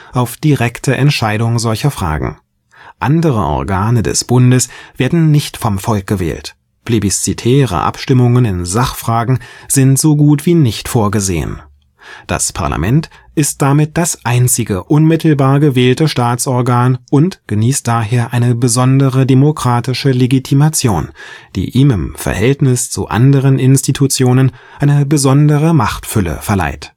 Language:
German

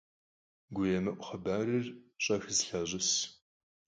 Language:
Kabardian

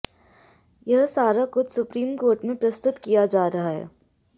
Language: Hindi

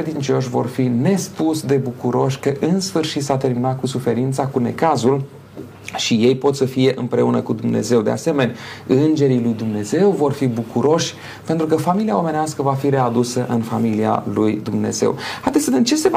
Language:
Romanian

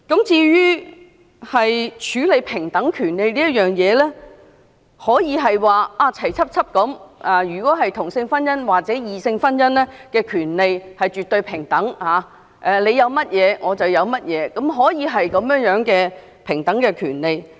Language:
Cantonese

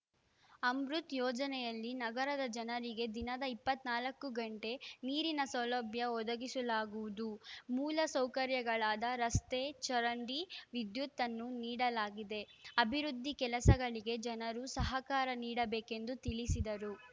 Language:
Kannada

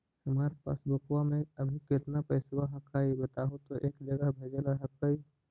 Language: Magahi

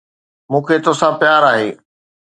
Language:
Sindhi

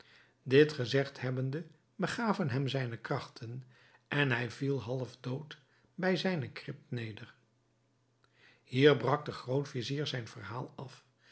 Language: Dutch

